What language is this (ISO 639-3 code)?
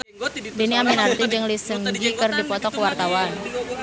sun